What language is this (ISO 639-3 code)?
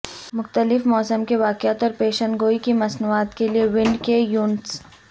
urd